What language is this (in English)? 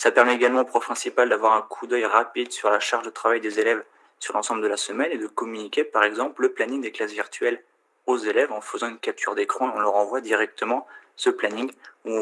French